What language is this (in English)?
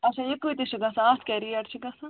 Kashmiri